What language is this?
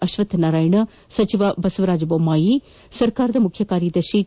Kannada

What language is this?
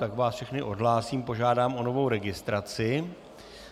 Czech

